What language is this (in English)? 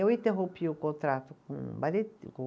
Portuguese